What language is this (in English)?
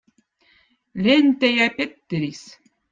Votic